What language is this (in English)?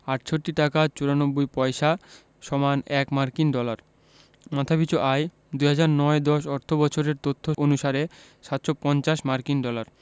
Bangla